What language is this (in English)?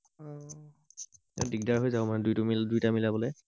Assamese